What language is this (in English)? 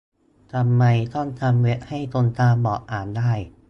Thai